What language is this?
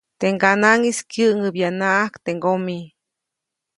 Copainalá Zoque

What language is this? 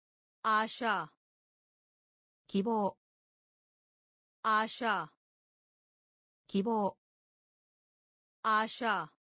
Japanese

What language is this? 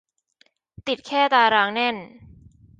Thai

